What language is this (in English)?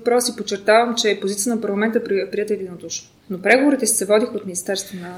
Bulgarian